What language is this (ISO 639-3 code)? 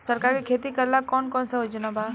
bho